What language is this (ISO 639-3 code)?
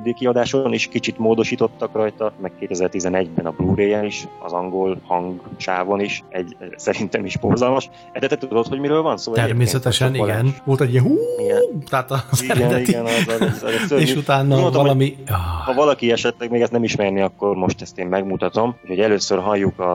hun